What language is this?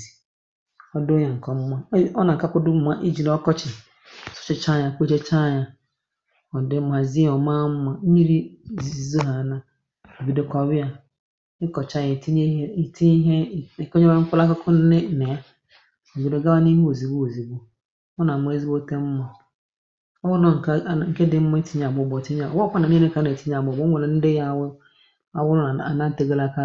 Igbo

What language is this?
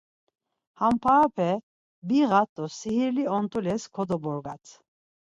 Laz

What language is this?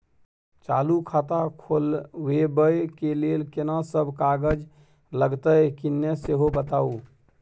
Maithili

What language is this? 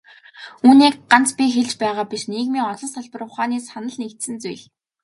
Mongolian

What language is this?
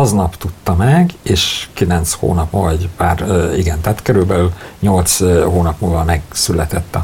Hungarian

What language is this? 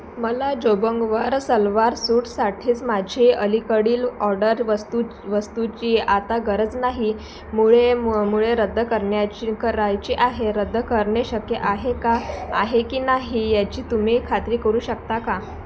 Marathi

